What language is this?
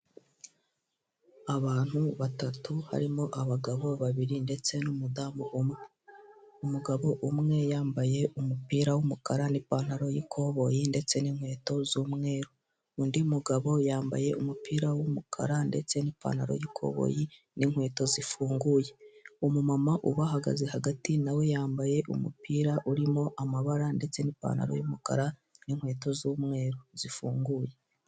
Kinyarwanda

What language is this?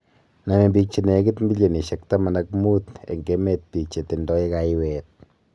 Kalenjin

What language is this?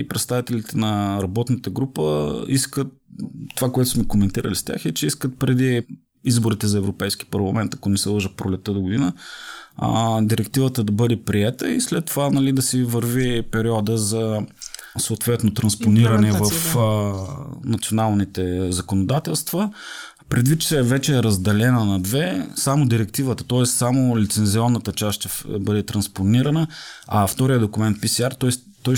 Bulgarian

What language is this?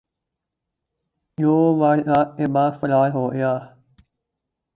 Urdu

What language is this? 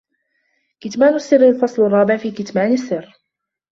Arabic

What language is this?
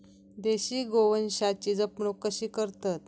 Marathi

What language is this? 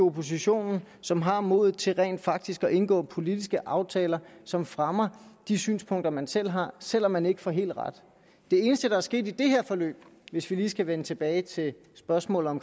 Danish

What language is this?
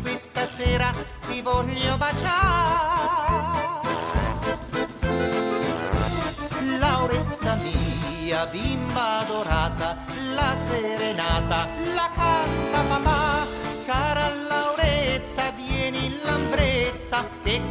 Italian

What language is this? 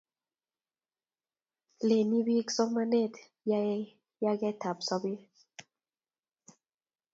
Kalenjin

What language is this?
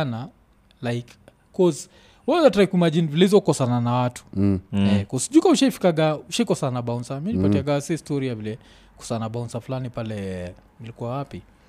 Swahili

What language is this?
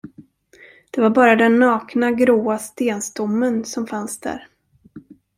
Swedish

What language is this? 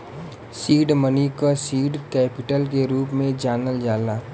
Bhojpuri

